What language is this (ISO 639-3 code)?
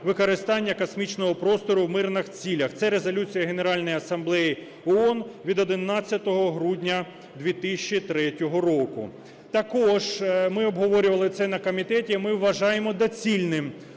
ukr